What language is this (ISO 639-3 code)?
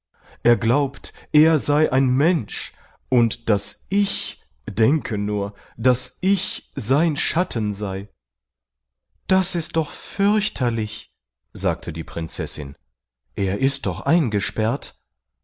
deu